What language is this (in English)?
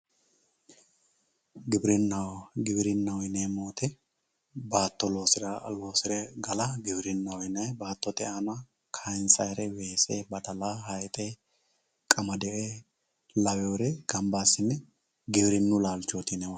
Sidamo